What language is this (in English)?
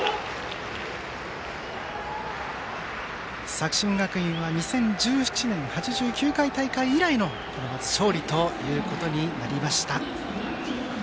Japanese